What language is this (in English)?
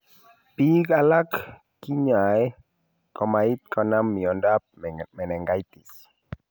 Kalenjin